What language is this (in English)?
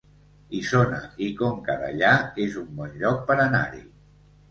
Catalan